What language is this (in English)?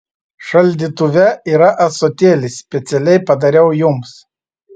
Lithuanian